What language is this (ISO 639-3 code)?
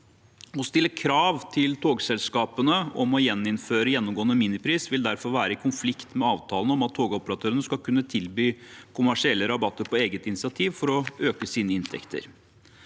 nor